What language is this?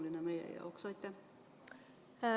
Estonian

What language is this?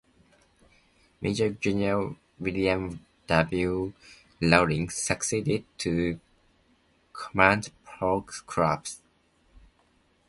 English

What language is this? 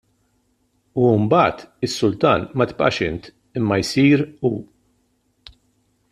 Maltese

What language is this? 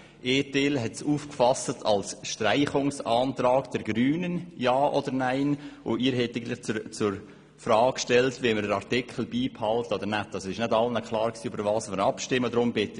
Swiss German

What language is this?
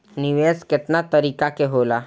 Bhojpuri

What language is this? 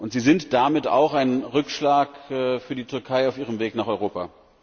German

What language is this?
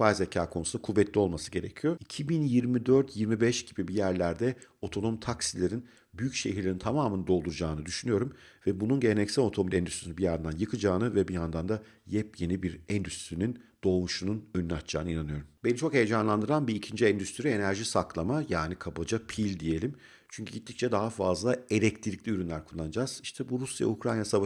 Turkish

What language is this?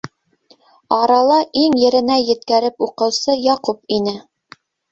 Bashkir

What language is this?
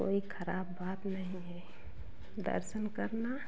Hindi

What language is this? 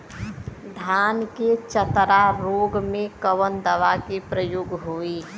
Bhojpuri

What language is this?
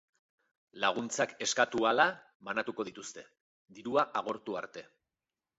Basque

